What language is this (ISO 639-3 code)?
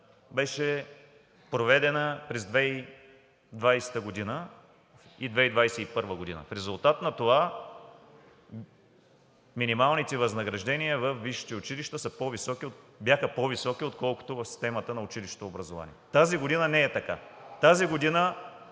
bul